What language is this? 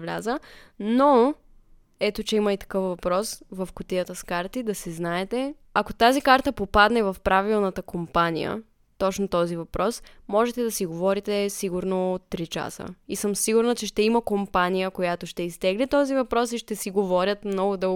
Bulgarian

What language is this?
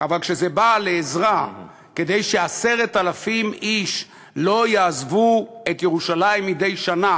Hebrew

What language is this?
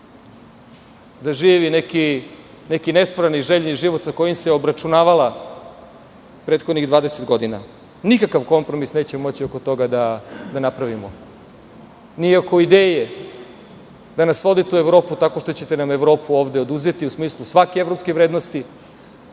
Serbian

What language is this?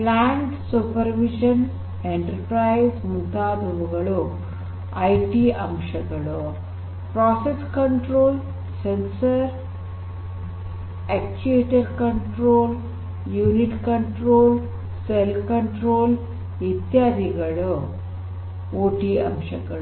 Kannada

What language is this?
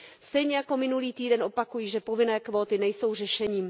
Czech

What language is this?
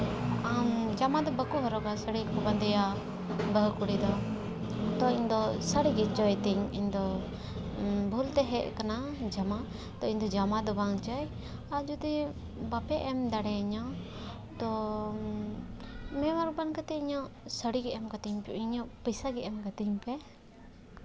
Santali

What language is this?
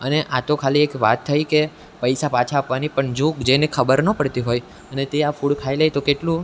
Gujarati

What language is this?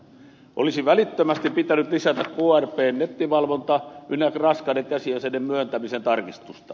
Finnish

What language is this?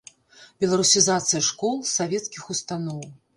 Belarusian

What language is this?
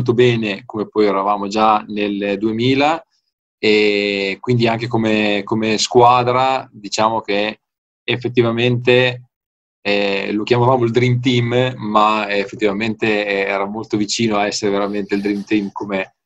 Italian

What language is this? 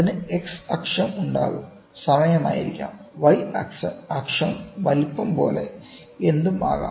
Malayalam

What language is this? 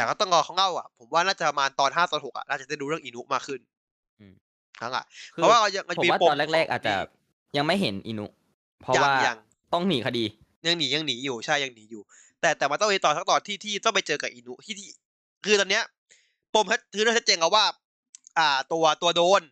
Thai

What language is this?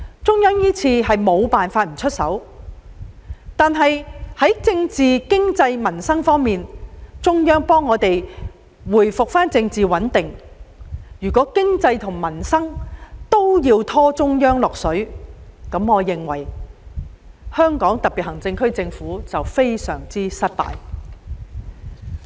Cantonese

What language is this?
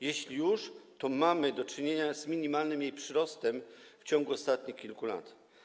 Polish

